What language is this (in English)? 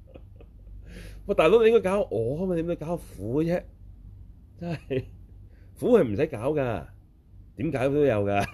Chinese